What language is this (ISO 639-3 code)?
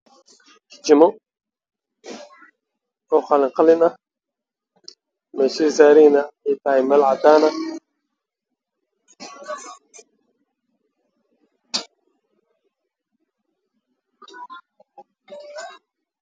som